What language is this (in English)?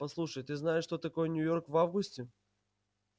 Russian